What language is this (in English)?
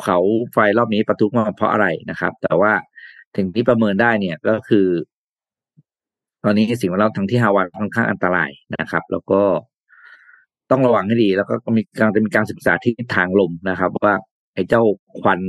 Thai